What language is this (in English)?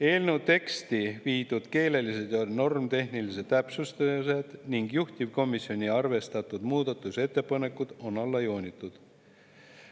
Estonian